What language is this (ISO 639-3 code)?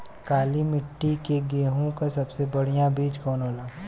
bho